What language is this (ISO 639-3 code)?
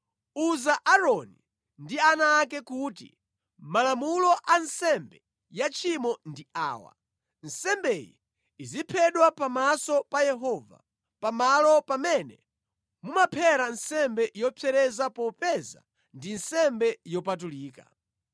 nya